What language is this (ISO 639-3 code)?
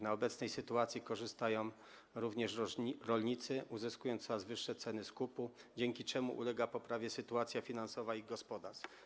pol